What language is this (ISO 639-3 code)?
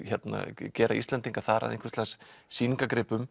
isl